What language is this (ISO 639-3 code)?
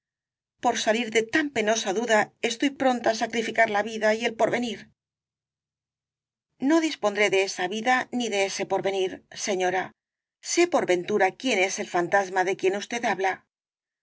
spa